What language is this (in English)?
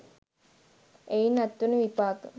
Sinhala